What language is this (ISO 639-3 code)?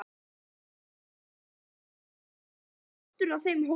isl